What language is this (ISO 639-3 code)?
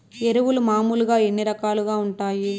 tel